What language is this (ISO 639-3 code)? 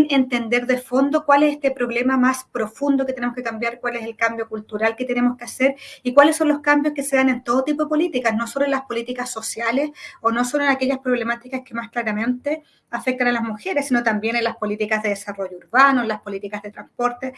spa